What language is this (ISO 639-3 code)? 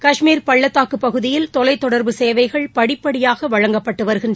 tam